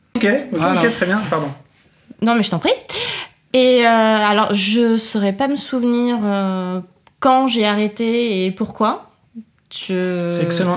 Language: French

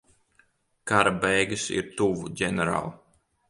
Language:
Latvian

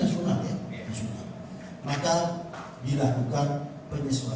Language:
Indonesian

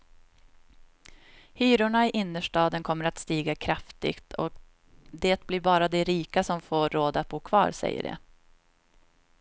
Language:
Swedish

